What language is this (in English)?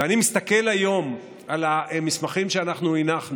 Hebrew